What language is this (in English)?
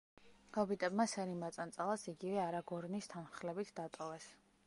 Georgian